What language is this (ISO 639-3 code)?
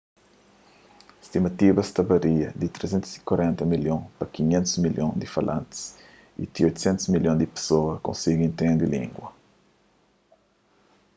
kea